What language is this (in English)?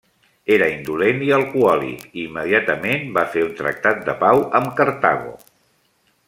Catalan